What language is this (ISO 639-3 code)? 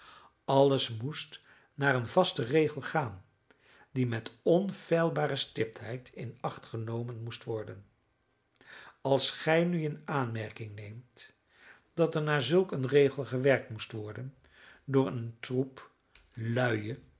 nld